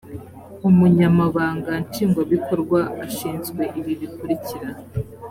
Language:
Kinyarwanda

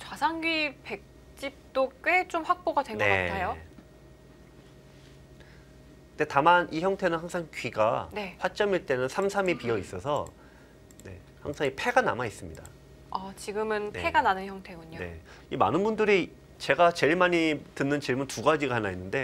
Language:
Korean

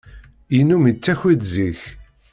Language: Kabyle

